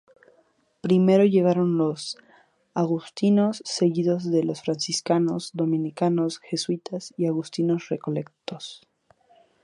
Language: Spanish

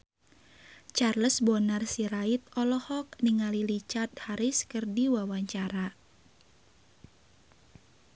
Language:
Sundanese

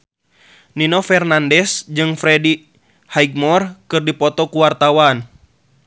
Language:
Sundanese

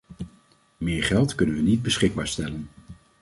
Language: Dutch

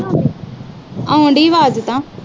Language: Punjabi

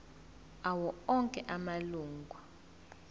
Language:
Zulu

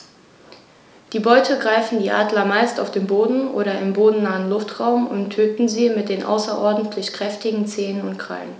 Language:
German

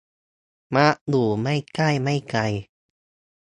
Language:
Thai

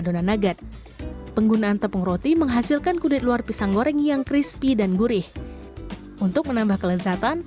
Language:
Indonesian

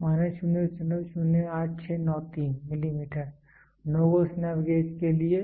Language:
Hindi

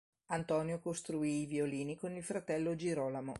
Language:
Italian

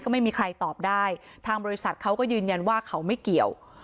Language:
Thai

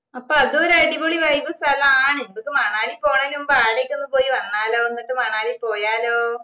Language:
Malayalam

